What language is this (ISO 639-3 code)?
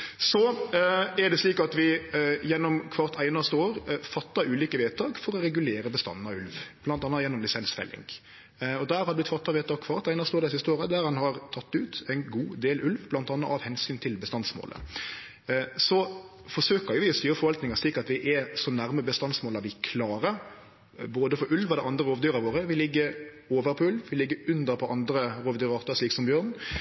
nno